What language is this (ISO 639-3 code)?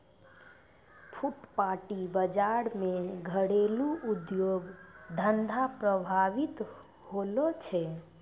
mai